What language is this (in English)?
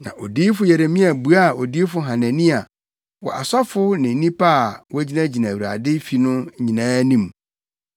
Akan